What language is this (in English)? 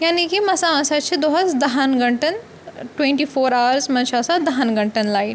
Kashmiri